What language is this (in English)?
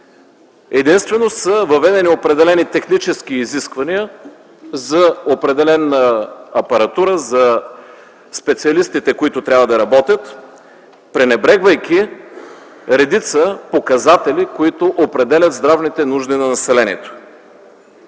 Bulgarian